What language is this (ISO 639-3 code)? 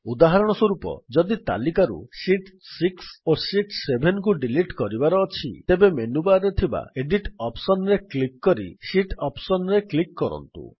ori